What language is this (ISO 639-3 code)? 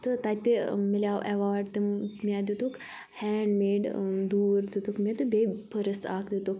kas